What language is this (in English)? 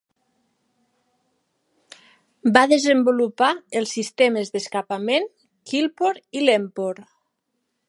Catalan